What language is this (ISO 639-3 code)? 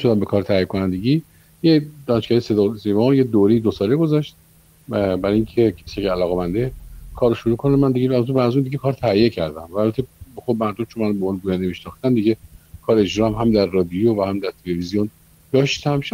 fas